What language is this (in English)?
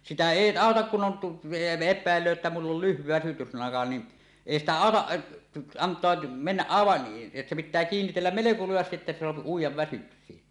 Finnish